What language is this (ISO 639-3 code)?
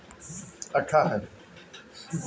bho